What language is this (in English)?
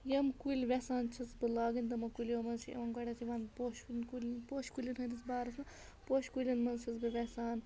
Kashmiri